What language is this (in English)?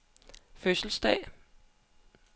Danish